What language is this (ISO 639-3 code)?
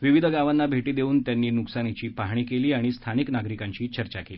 mar